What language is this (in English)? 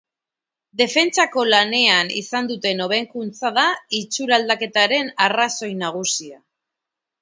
Basque